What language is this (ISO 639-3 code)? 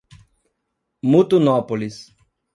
por